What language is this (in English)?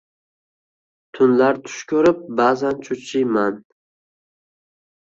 Uzbek